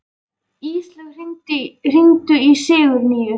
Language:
Icelandic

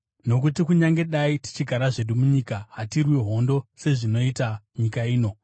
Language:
Shona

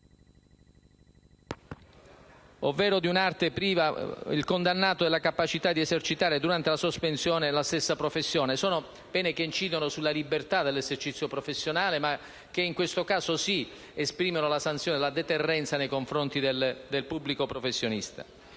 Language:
Italian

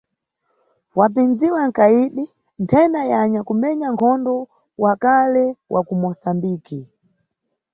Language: Nyungwe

